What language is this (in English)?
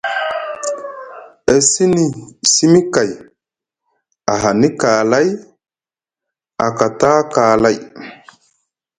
Musgu